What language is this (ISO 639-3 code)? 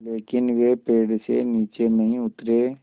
hin